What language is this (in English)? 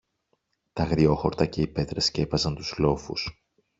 Greek